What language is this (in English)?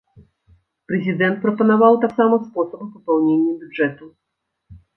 Belarusian